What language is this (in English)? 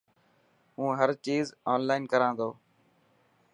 Dhatki